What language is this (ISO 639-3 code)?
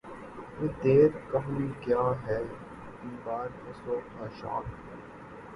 urd